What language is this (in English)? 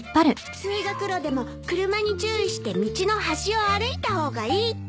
Japanese